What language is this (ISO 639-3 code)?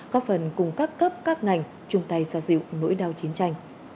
vie